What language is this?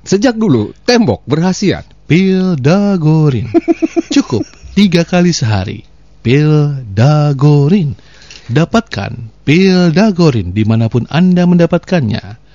Indonesian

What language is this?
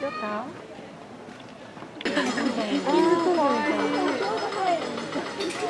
Japanese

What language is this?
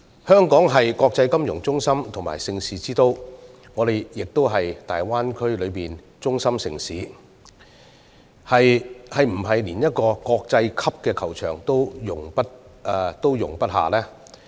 Cantonese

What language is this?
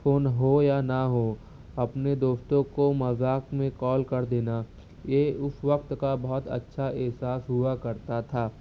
Urdu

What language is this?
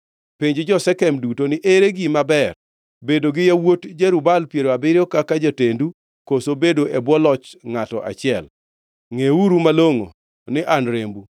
Luo (Kenya and Tanzania)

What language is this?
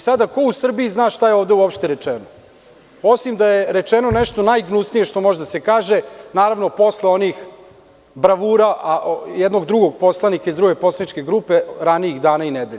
Serbian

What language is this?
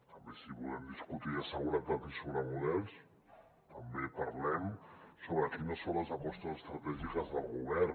Catalan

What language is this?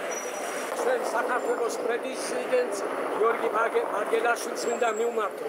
Turkish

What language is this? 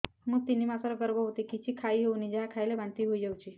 Odia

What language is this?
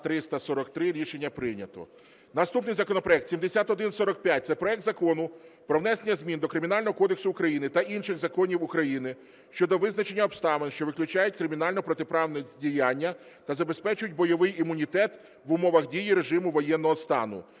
Ukrainian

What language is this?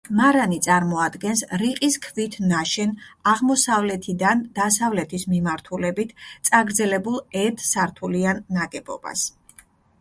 Georgian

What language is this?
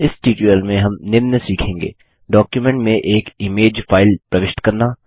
Hindi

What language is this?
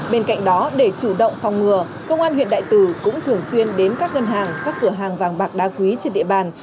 Vietnamese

